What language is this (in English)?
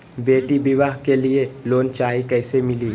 Magahi